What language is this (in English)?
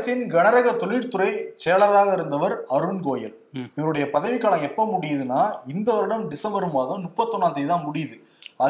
Tamil